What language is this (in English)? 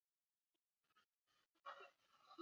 Basque